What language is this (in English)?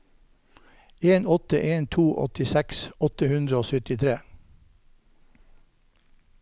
Norwegian